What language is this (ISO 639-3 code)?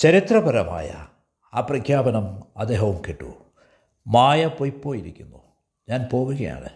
mal